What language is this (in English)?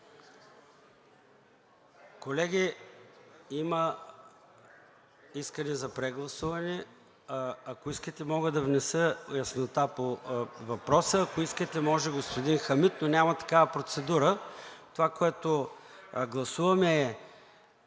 Bulgarian